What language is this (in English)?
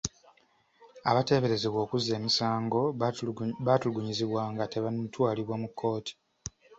Ganda